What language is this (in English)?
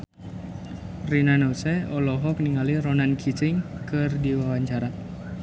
Sundanese